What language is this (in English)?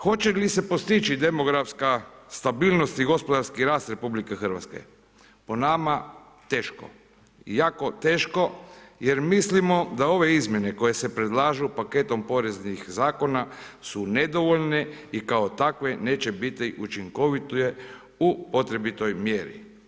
Croatian